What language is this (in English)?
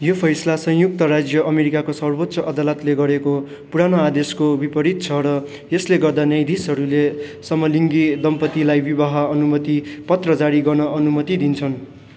Nepali